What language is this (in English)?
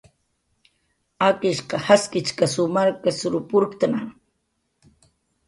Jaqaru